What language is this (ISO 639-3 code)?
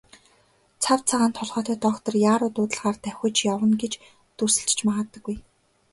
mon